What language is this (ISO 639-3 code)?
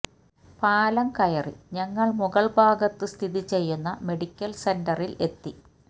mal